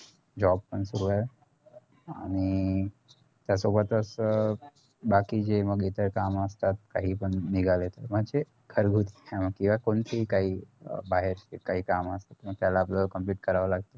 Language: Marathi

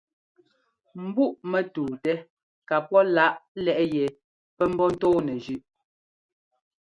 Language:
Ngomba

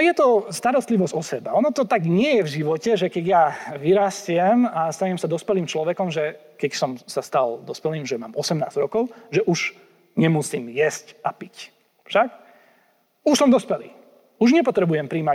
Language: Slovak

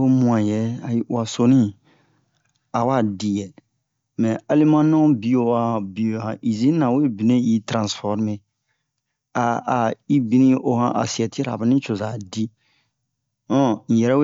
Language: Bomu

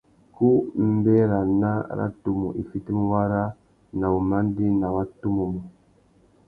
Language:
Tuki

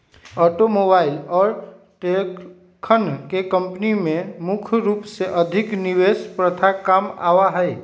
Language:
Magahi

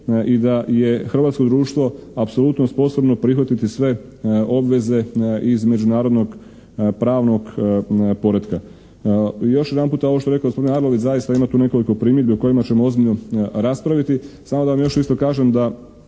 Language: Croatian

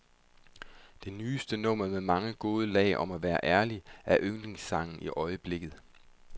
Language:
Danish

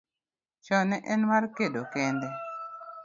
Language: Luo (Kenya and Tanzania)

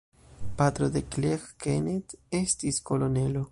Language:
Esperanto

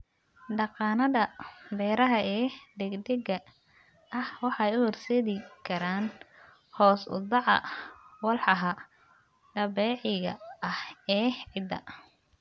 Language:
Somali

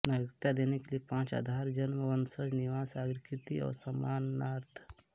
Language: Hindi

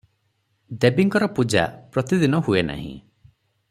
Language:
Odia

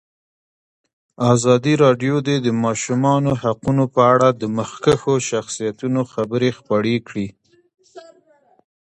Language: Pashto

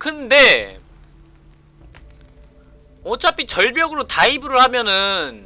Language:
Korean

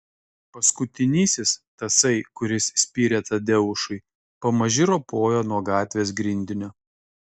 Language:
Lithuanian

